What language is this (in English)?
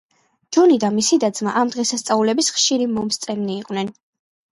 Georgian